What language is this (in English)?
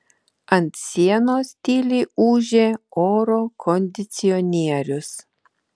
Lithuanian